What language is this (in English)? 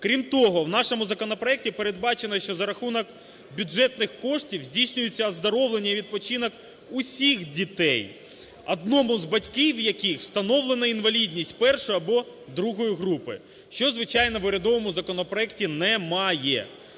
Ukrainian